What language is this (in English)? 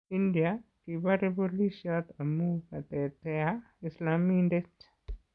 Kalenjin